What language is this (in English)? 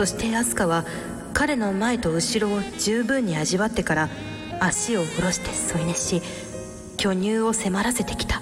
Japanese